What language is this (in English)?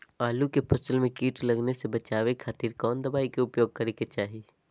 Magahi